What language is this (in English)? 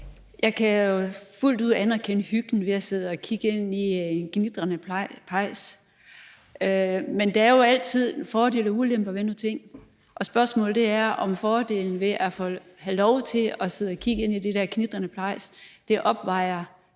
Danish